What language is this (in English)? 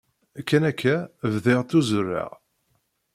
Kabyle